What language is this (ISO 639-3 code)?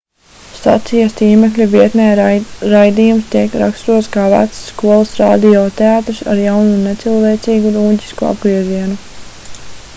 lav